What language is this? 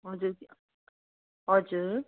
Nepali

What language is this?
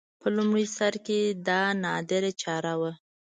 Pashto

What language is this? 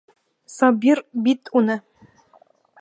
Bashkir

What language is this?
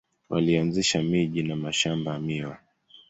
Swahili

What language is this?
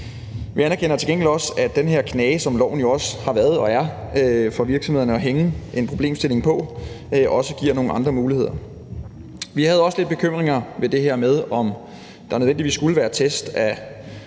Danish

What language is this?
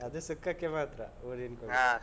Kannada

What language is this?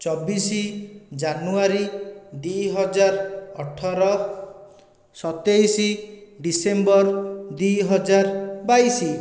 Odia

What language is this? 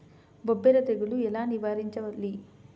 Telugu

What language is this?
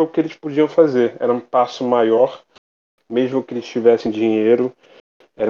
Portuguese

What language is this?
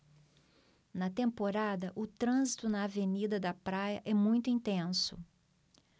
Portuguese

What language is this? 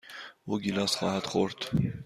Persian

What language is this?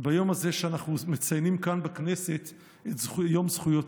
Hebrew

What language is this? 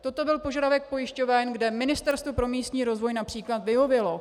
Czech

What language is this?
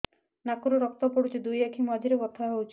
Odia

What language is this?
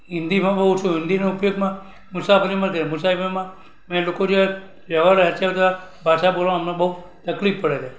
Gujarati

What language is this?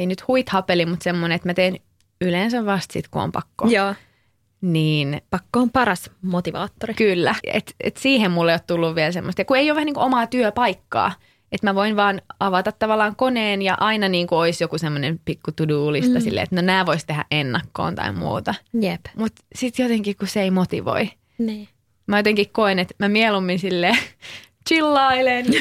Finnish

